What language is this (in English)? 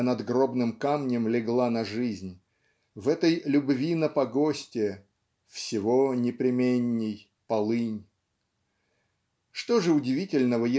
Russian